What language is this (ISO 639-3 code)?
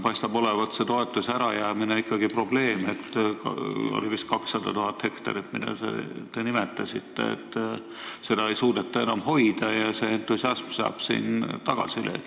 est